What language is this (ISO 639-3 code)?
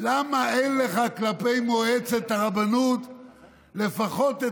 heb